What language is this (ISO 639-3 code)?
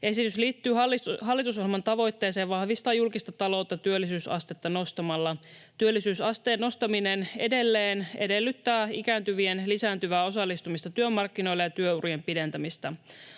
fin